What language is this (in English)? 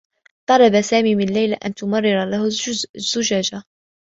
Arabic